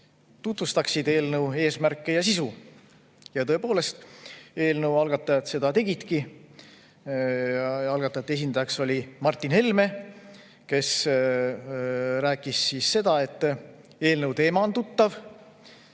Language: Estonian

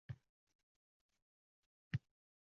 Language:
Uzbek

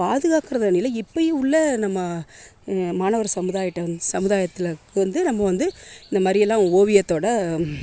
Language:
Tamil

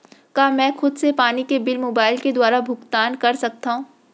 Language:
Chhattisgarhi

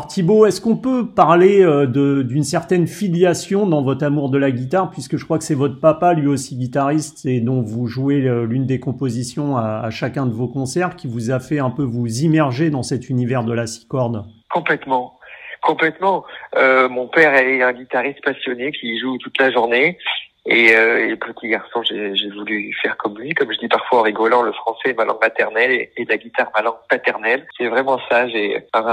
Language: French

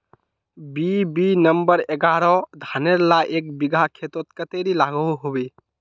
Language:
Magahi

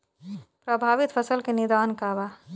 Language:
Bhojpuri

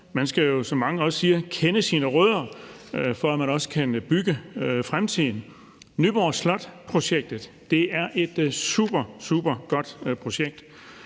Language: Danish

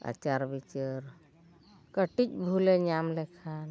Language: Santali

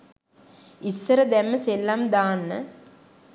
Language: Sinhala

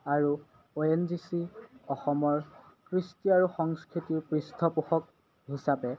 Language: Assamese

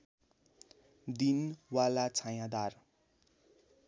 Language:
Nepali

